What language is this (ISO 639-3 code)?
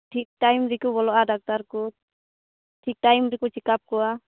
sat